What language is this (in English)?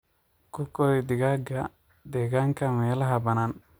Somali